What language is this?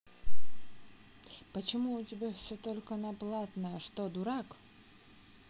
Russian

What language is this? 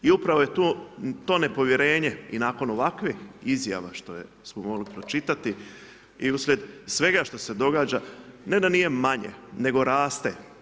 Croatian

